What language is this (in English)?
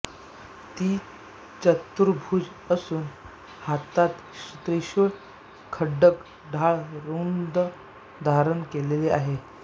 Marathi